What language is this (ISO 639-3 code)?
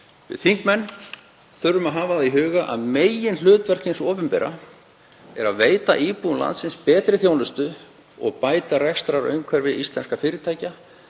isl